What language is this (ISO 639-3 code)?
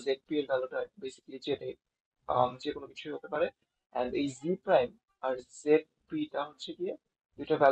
ben